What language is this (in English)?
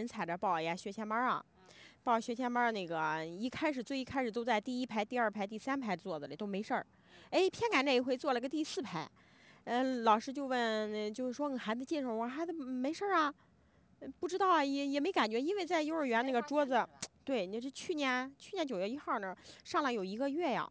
Chinese